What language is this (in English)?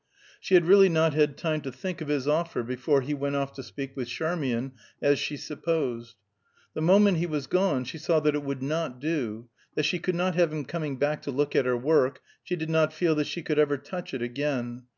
English